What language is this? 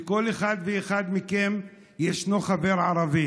Hebrew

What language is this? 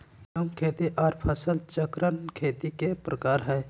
Magahi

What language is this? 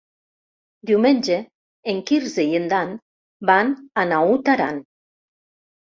Catalan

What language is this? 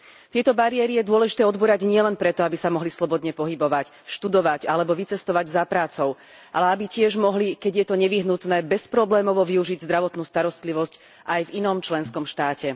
Slovak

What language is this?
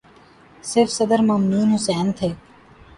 Urdu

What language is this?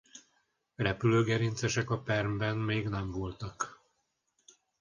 Hungarian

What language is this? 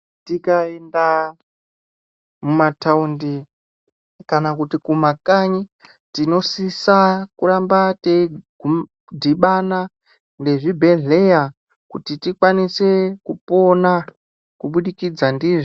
Ndau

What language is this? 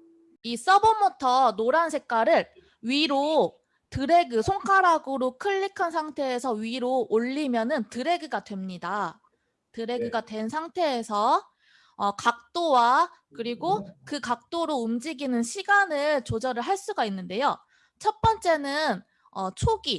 Korean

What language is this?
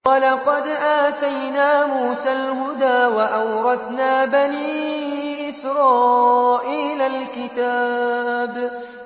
Arabic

